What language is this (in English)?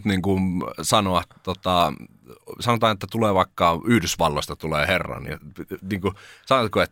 Finnish